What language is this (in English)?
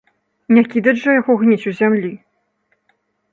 Belarusian